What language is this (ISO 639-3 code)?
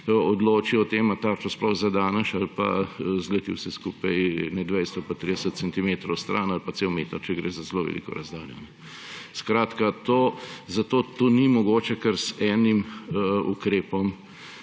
slv